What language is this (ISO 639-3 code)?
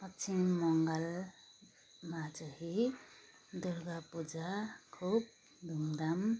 nep